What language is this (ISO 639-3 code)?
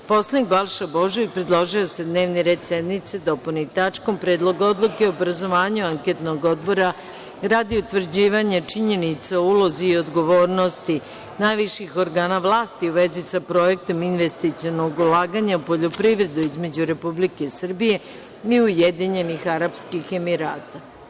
srp